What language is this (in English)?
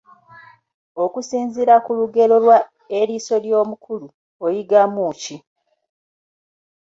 Ganda